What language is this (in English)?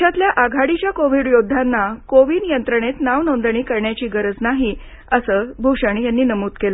Marathi